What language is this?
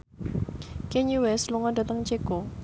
Javanese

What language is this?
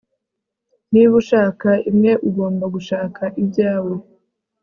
Kinyarwanda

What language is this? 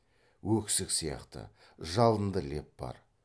Kazakh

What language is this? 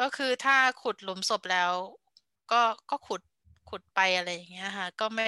Thai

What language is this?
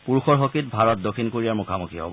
Assamese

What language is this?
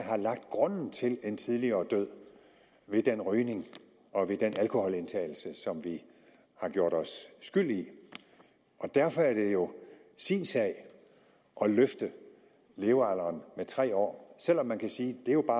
Danish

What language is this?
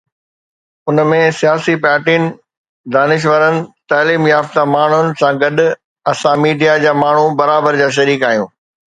Sindhi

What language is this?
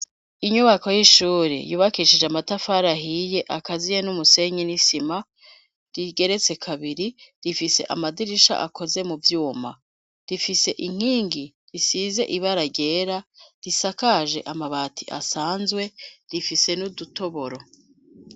Rundi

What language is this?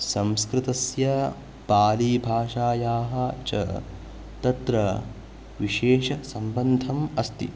Sanskrit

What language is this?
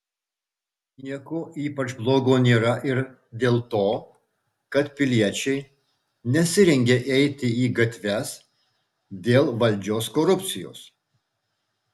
Lithuanian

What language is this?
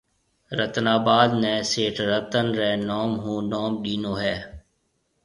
Marwari (Pakistan)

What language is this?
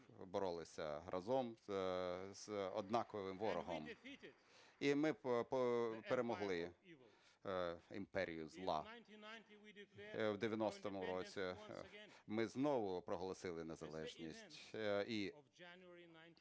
Ukrainian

